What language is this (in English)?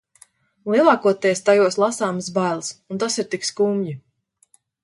Latvian